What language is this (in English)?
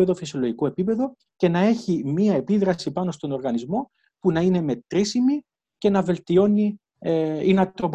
Greek